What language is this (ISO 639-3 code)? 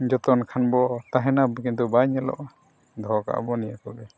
sat